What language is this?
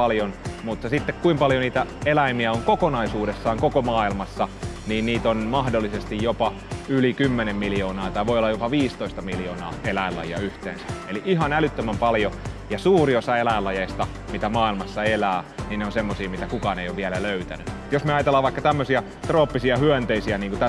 Finnish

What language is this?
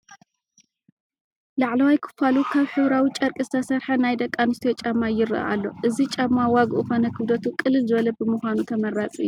Tigrinya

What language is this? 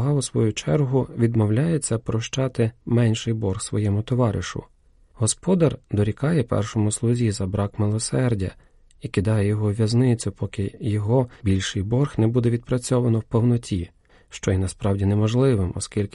Ukrainian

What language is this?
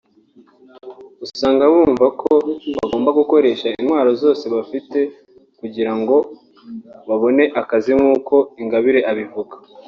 Kinyarwanda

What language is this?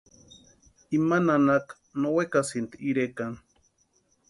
Western Highland Purepecha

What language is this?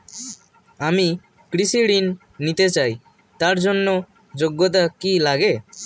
Bangla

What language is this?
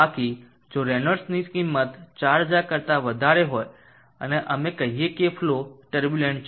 Gujarati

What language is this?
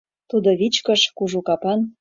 Mari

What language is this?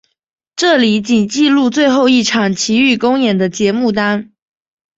Chinese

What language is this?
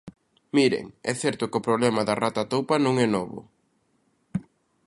Galician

